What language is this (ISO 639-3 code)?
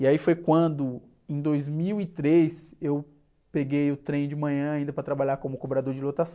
por